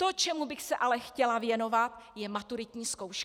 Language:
Czech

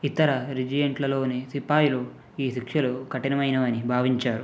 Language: Telugu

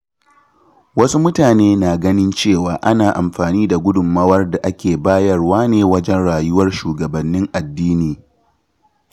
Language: Hausa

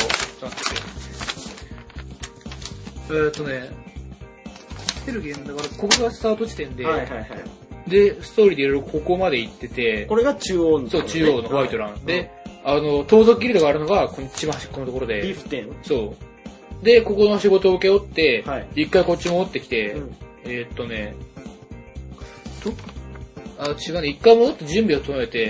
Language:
Japanese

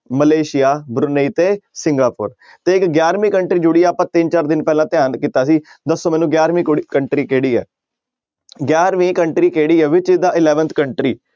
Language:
Punjabi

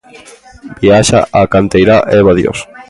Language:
Galician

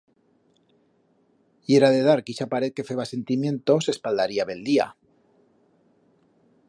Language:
Aragonese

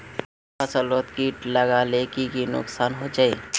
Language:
Magahi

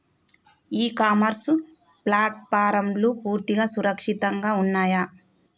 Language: Telugu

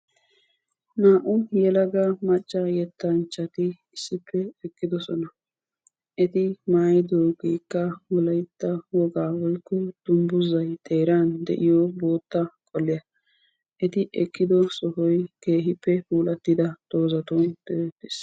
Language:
Wolaytta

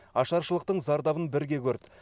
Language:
Kazakh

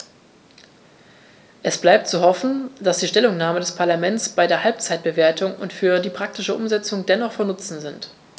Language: German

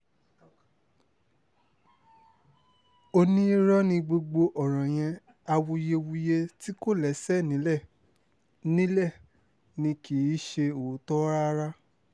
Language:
Yoruba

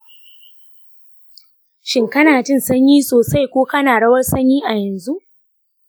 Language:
Hausa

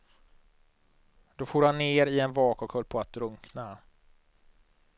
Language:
Swedish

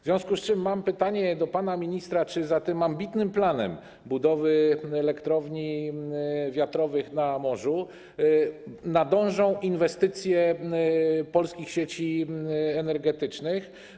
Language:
Polish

